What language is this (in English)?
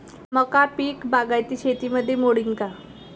Marathi